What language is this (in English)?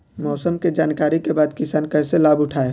Bhojpuri